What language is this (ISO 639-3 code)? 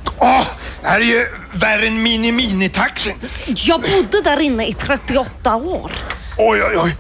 swe